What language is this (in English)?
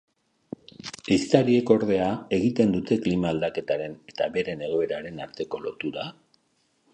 Basque